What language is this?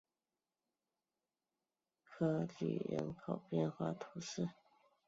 Chinese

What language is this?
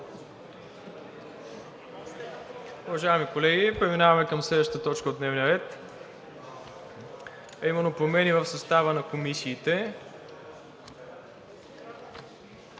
Bulgarian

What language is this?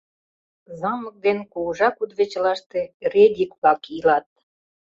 Mari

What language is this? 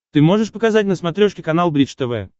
Russian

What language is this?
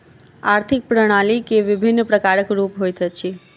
Maithili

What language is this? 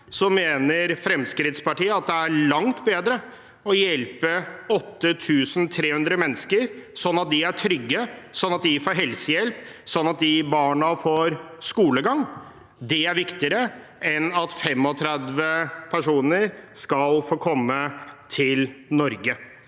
Norwegian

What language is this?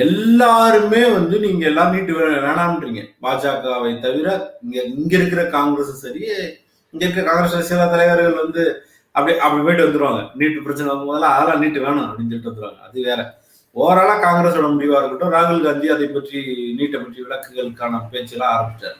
Tamil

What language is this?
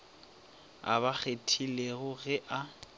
Northern Sotho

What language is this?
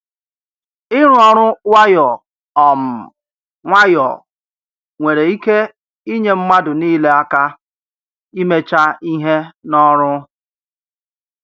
Igbo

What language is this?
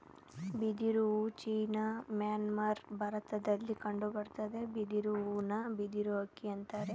Kannada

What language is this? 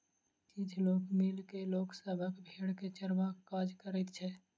Maithili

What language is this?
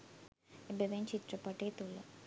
Sinhala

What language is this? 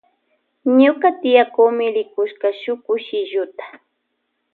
Loja Highland Quichua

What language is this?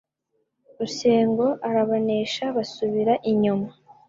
Kinyarwanda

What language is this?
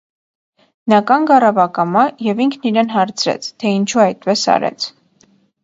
Armenian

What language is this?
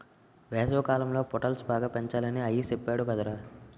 Telugu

